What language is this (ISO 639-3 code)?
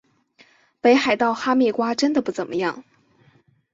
zho